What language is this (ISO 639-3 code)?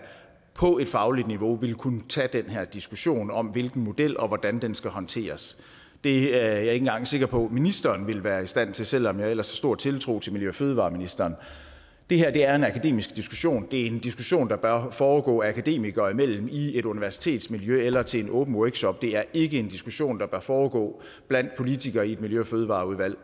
dan